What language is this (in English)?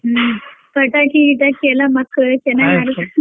Kannada